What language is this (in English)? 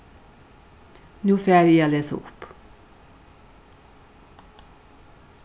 Faroese